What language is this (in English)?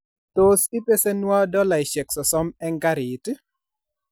Kalenjin